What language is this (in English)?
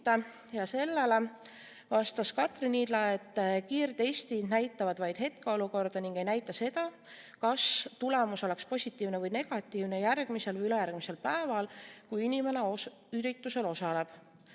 Estonian